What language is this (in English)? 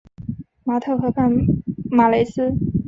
Chinese